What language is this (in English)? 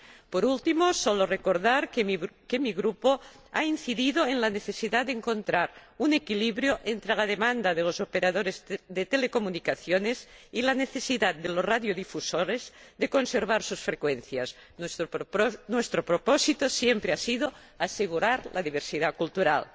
Spanish